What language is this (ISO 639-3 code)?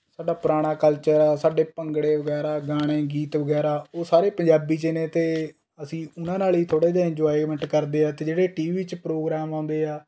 pan